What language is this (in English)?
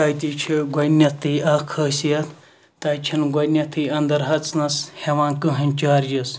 Kashmiri